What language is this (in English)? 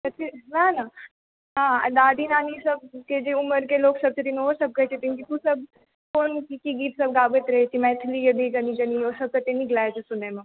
Maithili